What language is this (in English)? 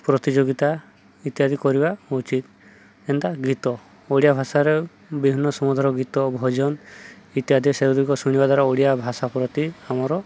Odia